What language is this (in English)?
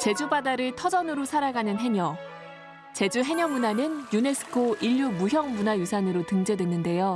Korean